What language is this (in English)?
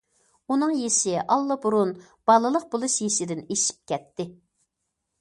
Uyghur